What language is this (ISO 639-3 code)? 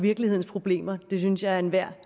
dan